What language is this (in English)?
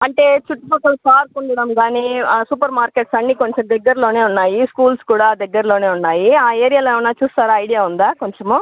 Telugu